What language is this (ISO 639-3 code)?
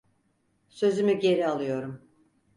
tur